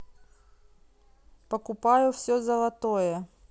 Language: Russian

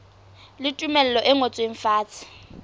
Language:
Southern Sotho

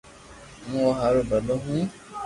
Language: Loarki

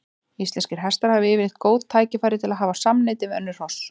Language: Icelandic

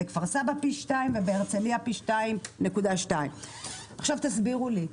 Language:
Hebrew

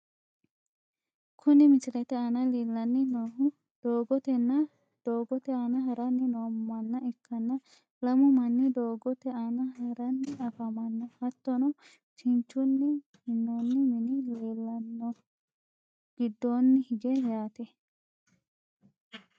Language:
Sidamo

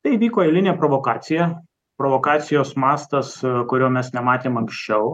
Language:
Lithuanian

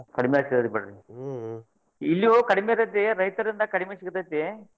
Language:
Kannada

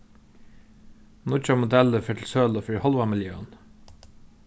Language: Faroese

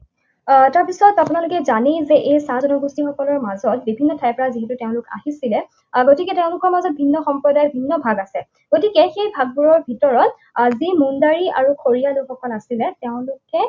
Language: Assamese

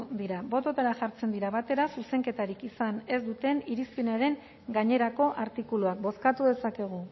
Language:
Basque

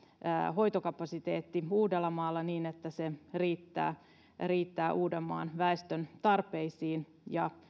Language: Finnish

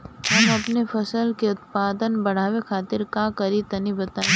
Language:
Bhojpuri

